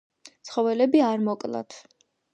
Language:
Georgian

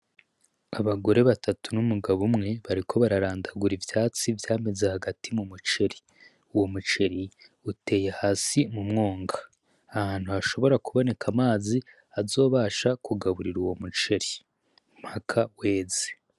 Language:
Rundi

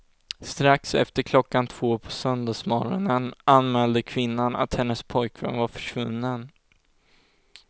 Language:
Swedish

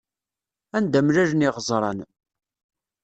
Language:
Kabyle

